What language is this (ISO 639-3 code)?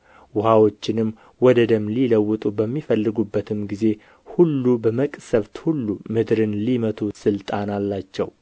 amh